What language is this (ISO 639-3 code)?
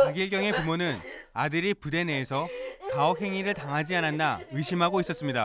kor